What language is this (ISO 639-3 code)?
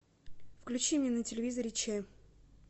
rus